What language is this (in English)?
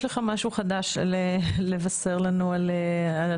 Hebrew